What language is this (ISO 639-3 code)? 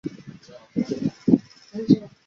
zho